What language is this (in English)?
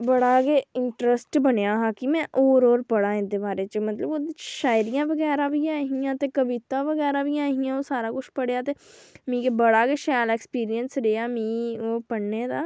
Dogri